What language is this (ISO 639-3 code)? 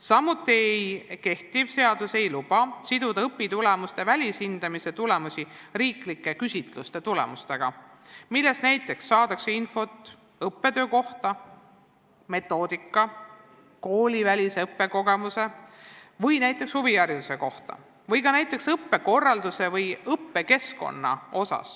est